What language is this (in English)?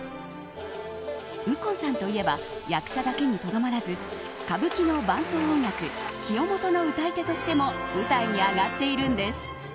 Japanese